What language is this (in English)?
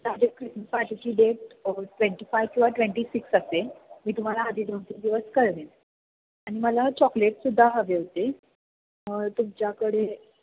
Marathi